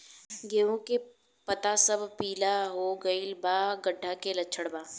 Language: Bhojpuri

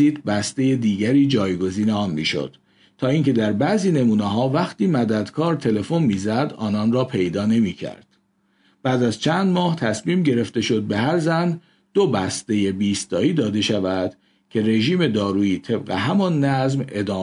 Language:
Persian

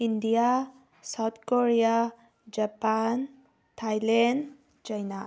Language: Manipuri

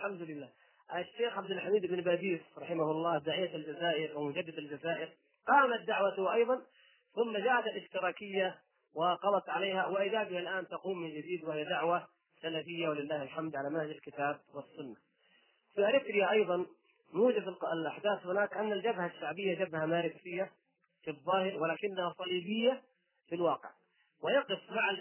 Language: Arabic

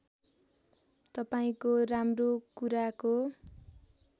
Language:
Nepali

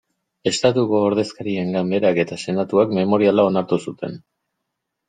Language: Basque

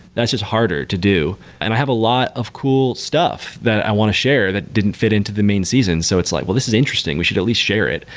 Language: English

